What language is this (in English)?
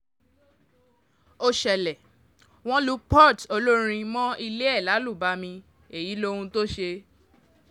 Yoruba